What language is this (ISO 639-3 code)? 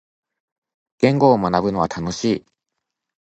jpn